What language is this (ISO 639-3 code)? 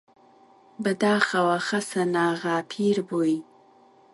ckb